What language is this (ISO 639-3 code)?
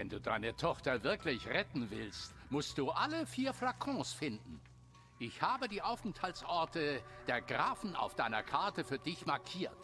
deu